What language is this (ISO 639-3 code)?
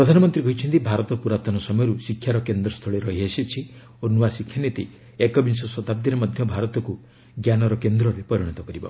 ori